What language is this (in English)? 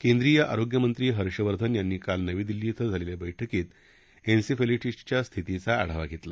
Marathi